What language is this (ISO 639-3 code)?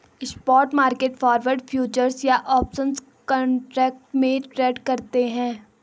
hin